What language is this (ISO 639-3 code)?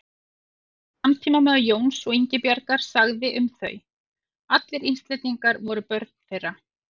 isl